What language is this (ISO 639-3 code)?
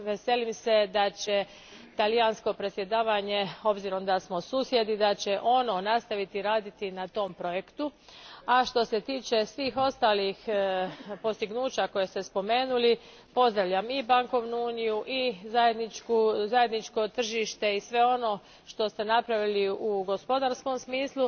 hrv